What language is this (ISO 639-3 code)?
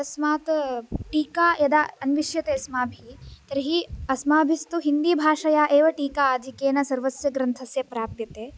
san